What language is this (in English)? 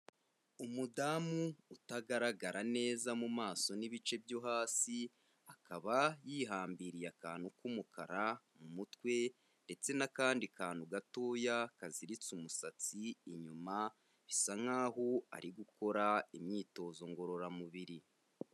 Kinyarwanda